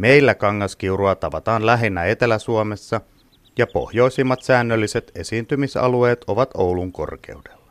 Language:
Finnish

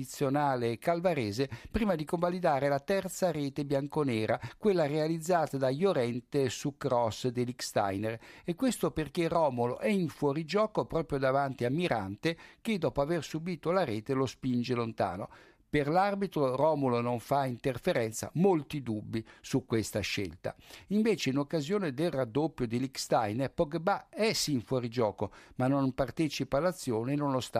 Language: Italian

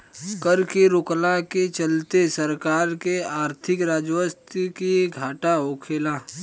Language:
Bhojpuri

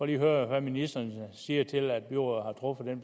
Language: Danish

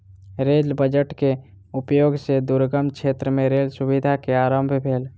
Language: Maithili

